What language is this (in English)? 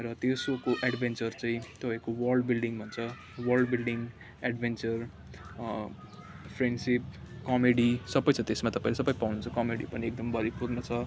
Nepali